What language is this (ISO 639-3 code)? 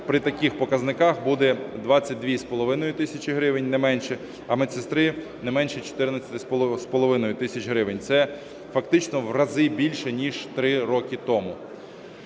ukr